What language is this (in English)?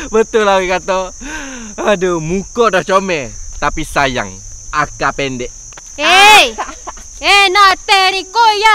Malay